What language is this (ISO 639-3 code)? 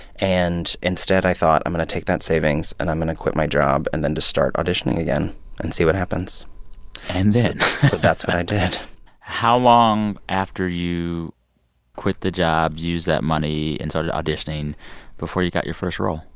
eng